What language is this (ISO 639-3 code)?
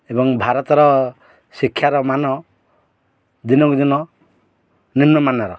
ori